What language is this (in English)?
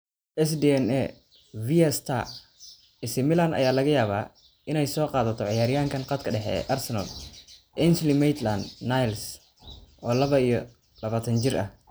Somali